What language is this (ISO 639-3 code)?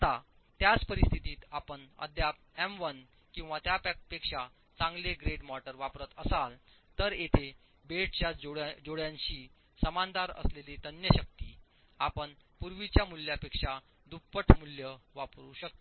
mar